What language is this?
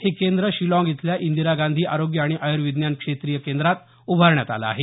Marathi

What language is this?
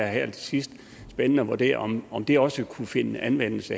Danish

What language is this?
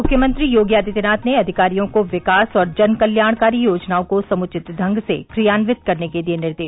Hindi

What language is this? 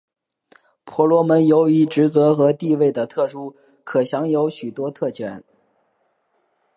Chinese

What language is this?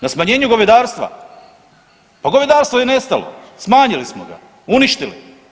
Croatian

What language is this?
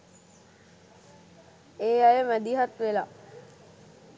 Sinhala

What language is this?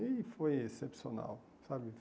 Portuguese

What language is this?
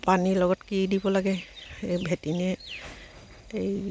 Assamese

